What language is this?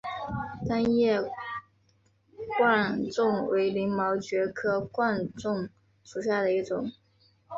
Chinese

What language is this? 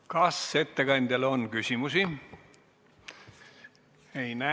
Estonian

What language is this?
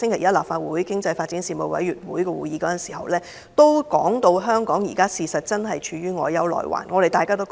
Cantonese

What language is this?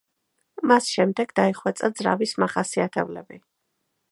Georgian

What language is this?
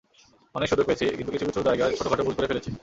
Bangla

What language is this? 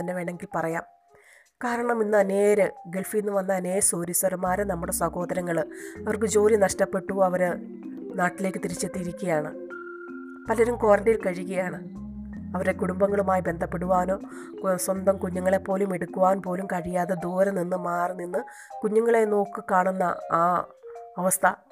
Malayalam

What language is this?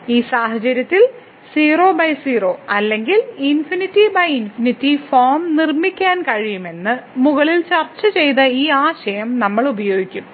Malayalam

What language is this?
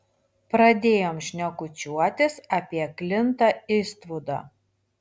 Lithuanian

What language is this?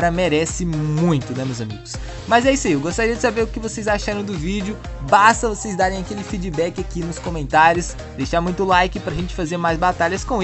Portuguese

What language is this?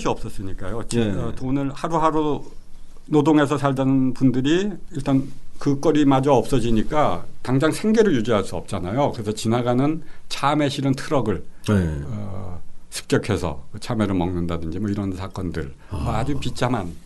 Korean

